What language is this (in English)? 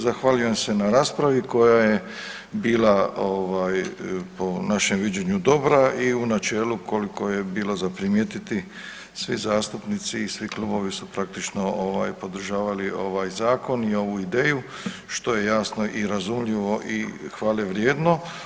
Croatian